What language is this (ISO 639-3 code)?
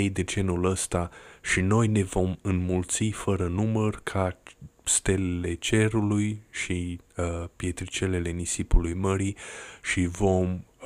ron